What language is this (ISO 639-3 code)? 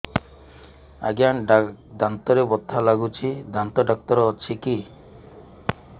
ori